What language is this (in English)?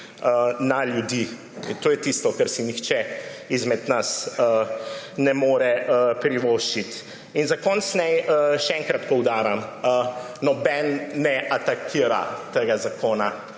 Slovenian